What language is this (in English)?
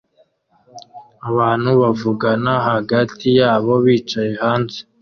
Kinyarwanda